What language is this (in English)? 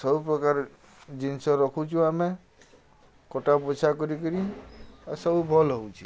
Odia